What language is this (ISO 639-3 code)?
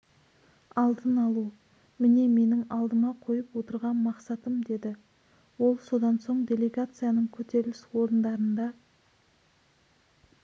kaz